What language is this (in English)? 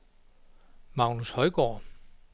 Danish